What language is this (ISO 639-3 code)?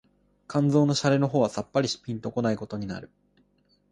jpn